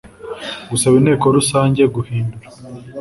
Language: Kinyarwanda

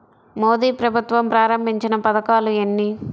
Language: Telugu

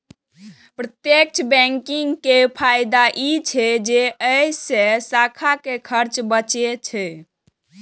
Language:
Maithili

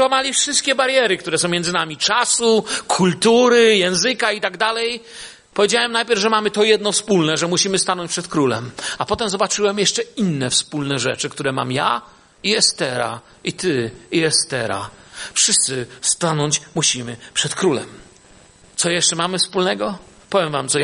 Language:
Polish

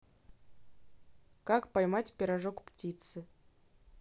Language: Russian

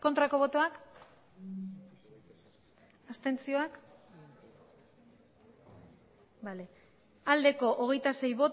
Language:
Basque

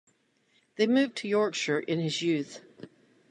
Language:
English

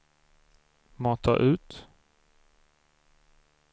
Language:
Swedish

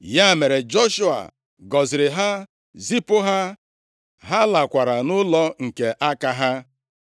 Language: Igbo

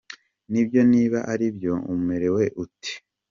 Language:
Kinyarwanda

